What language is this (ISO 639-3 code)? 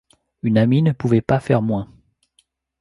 fra